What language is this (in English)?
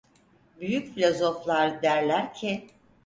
Turkish